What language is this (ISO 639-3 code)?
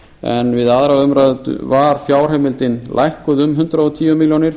isl